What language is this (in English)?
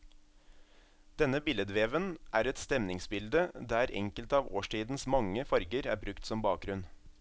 Norwegian